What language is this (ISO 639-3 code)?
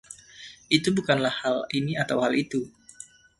ind